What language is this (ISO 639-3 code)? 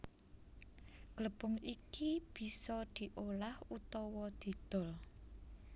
jav